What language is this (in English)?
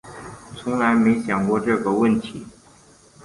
Chinese